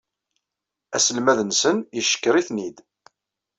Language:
Kabyle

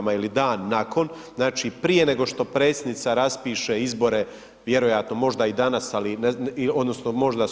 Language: Croatian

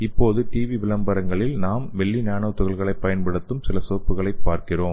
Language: Tamil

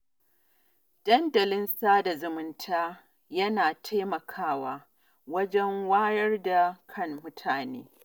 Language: Hausa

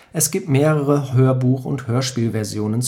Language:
German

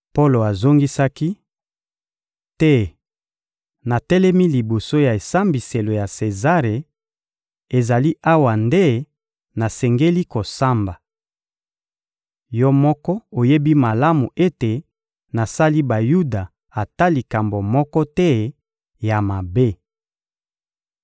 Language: Lingala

